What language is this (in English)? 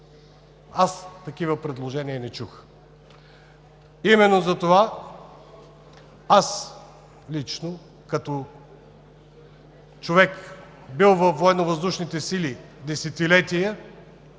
Bulgarian